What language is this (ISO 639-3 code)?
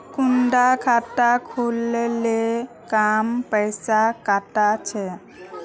mag